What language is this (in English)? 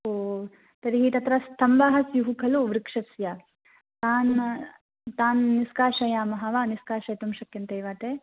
Sanskrit